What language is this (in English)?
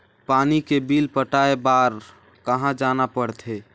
Chhattisgarhi